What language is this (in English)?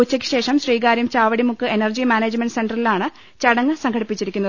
Malayalam